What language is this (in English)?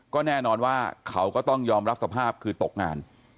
Thai